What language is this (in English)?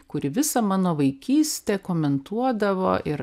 Lithuanian